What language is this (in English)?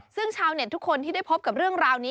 Thai